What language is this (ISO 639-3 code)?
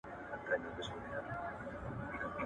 pus